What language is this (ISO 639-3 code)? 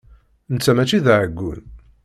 kab